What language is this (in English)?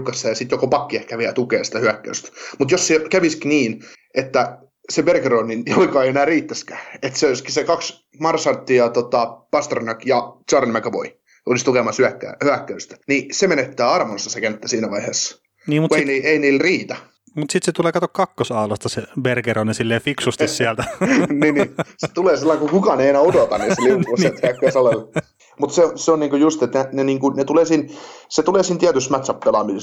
Finnish